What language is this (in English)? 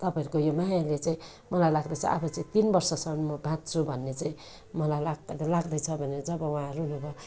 Nepali